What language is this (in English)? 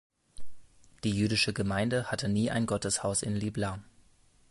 German